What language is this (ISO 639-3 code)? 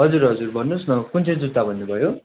nep